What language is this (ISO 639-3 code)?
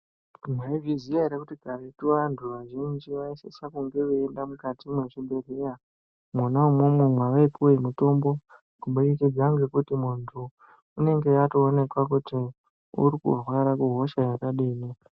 ndc